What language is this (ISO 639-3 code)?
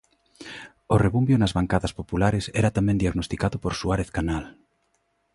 glg